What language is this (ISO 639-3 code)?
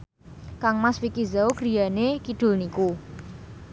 jav